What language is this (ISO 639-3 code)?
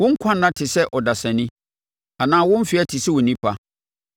aka